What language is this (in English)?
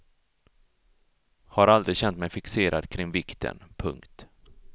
Swedish